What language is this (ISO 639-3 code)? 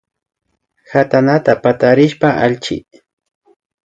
qvi